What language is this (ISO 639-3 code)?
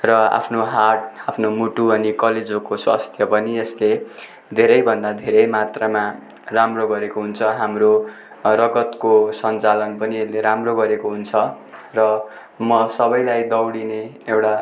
nep